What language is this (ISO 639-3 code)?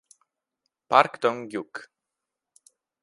ita